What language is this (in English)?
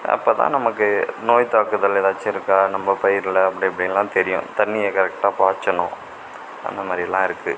Tamil